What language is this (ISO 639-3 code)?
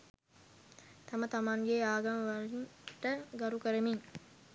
sin